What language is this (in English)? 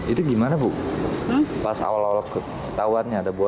Indonesian